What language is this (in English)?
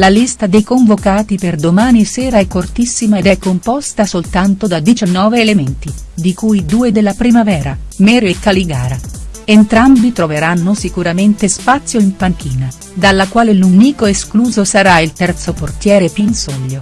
Italian